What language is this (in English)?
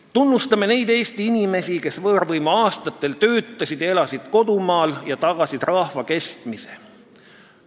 Estonian